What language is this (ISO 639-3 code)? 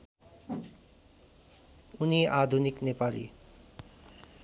nep